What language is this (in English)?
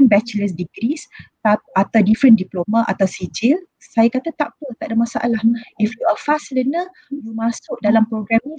Malay